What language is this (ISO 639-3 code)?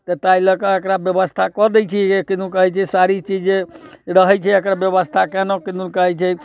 mai